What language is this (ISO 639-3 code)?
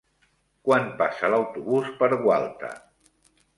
cat